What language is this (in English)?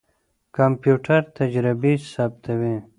Pashto